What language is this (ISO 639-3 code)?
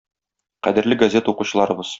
tat